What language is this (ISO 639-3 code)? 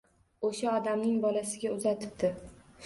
uzb